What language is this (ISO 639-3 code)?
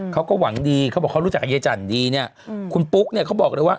tha